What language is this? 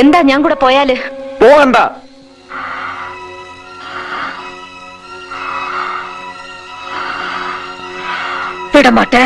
Malayalam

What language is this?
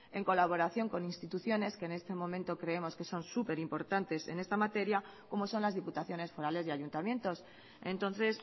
Spanish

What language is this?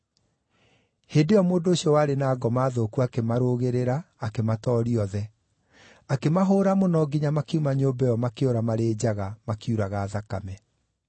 Kikuyu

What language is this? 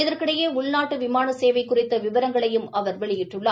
Tamil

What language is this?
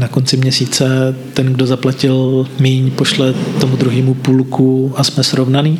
Czech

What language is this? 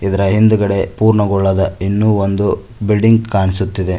Kannada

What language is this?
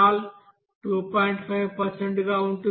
Telugu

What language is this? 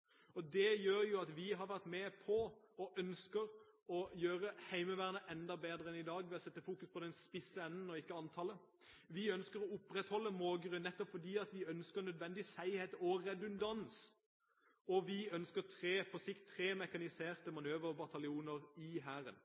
Norwegian Bokmål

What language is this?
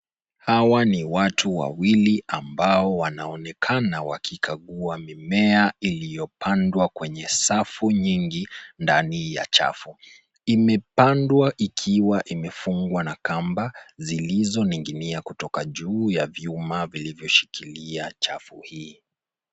Swahili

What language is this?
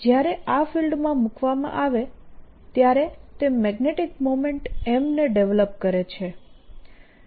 Gujarati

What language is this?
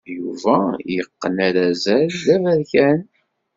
Kabyle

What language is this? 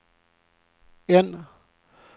Swedish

